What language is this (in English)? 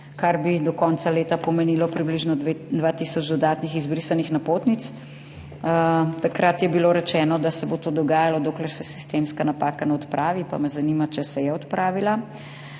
Slovenian